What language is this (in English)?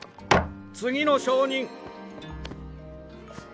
Japanese